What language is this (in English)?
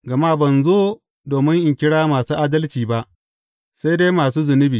Hausa